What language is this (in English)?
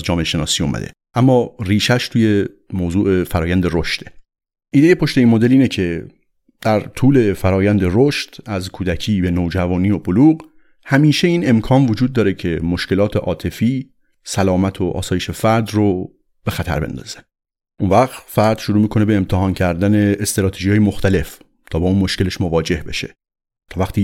Persian